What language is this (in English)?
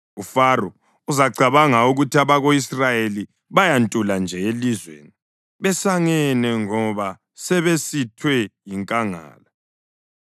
North Ndebele